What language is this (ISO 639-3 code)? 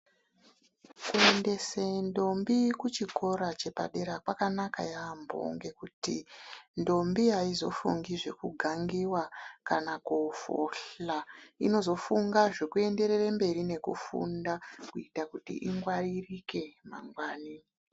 ndc